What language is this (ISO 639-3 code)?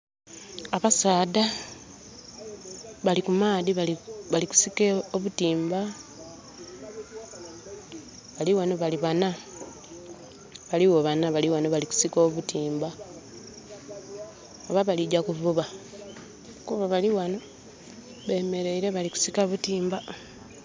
xog